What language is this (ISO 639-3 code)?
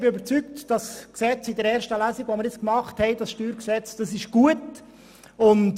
gsw